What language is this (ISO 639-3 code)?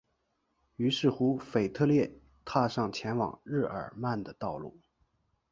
zho